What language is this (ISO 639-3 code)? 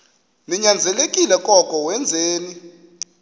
xho